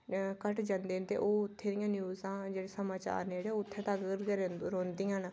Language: Dogri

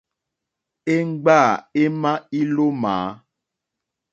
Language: Mokpwe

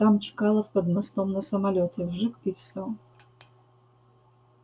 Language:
Russian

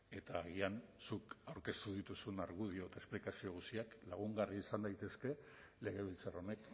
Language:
Basque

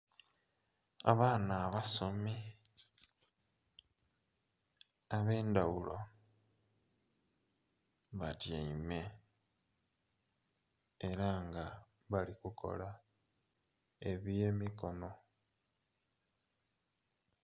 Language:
Soga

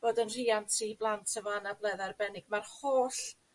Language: Welsh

